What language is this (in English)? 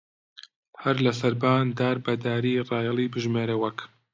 Central Kurdish